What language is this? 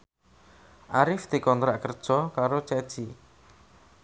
Javanese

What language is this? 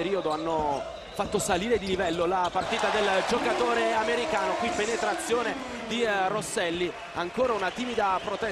Italian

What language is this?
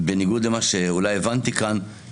Hebrew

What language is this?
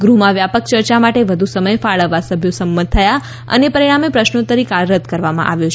Gujarati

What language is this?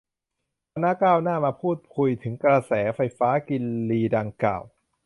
Thai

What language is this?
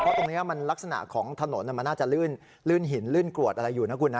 Thai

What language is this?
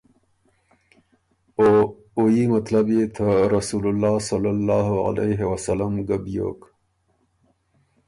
Ormuri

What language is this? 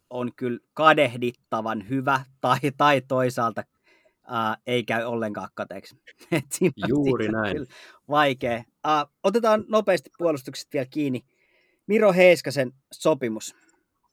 Finnish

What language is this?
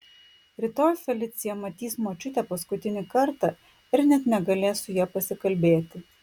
Lithuanian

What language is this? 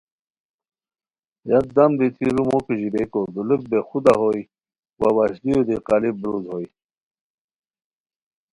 Khowar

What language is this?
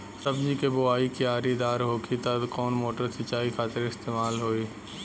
Bhojpuri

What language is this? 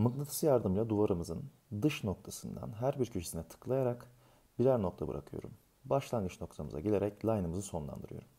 Turkish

